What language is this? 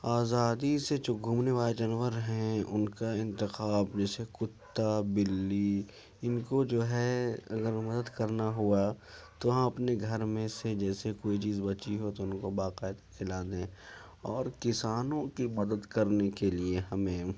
Urdu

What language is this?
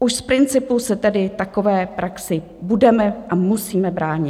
Czech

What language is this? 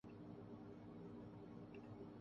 Urdu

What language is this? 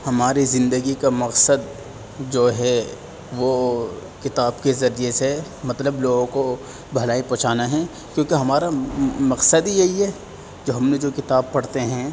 Urdu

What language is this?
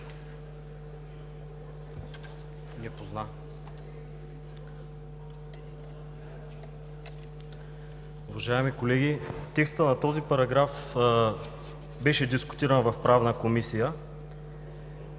Bulgarian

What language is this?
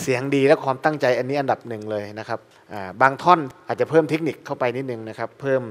Thai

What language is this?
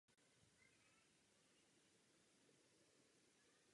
Czech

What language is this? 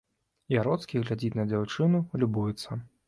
Belarusian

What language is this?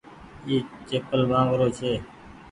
Goaria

